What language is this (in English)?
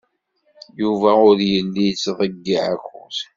Kabyle